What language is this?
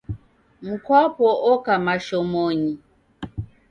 Taita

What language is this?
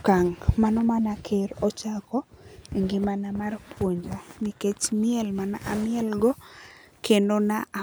Luo (Kenya and Tanzania)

